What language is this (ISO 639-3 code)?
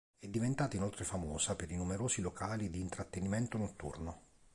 ita